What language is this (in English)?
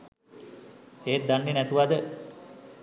Sinhala